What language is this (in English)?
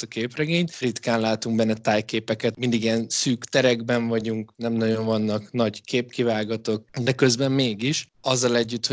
Hungarian